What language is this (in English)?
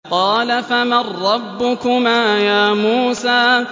Arabic